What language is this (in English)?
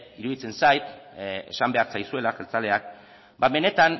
Basque